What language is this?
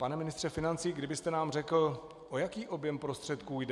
Czech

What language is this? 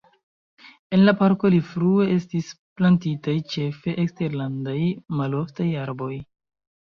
Esperanto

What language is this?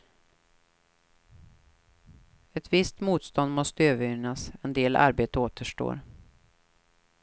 Swedish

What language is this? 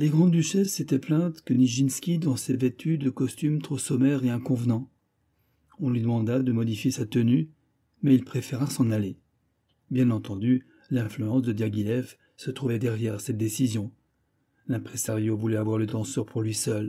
French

